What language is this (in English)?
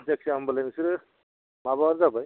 Bodo